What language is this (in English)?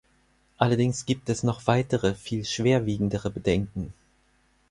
German